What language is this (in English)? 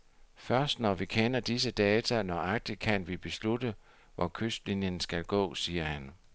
Danish